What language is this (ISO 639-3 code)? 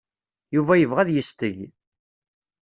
kab